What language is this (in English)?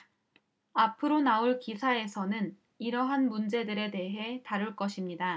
Korean